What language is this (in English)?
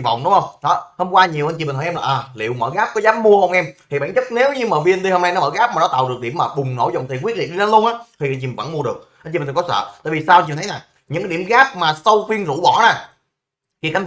Vietnamese